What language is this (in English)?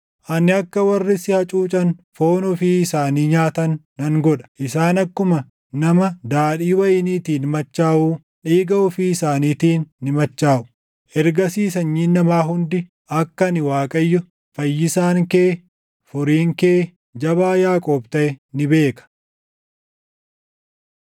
Oromo